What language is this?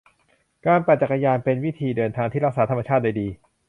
Thai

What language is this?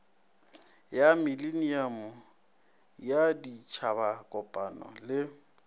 Northern Sotho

